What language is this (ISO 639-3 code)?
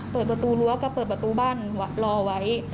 tha